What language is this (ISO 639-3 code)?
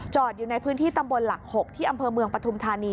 tha